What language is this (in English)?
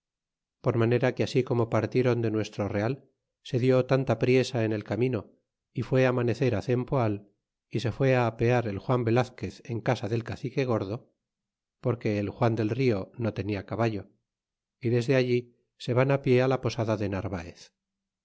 Spanish